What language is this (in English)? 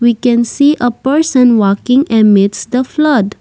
English